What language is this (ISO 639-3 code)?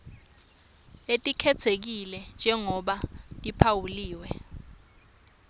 ssw